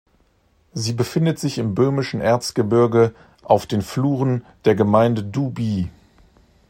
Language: German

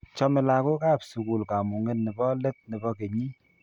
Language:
Kalenjin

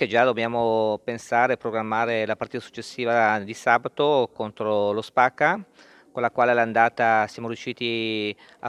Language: Italian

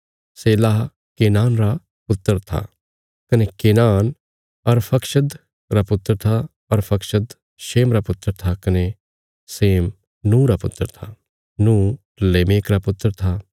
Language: Bilaspuri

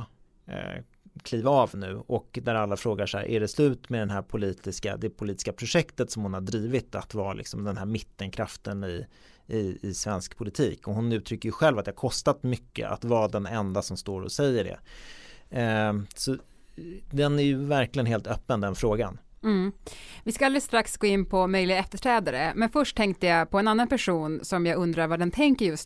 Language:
Swedish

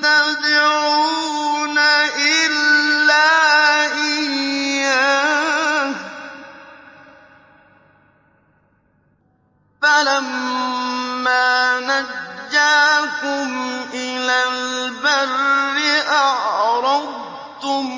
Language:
Arabic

